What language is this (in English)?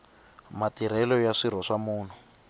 Tsonga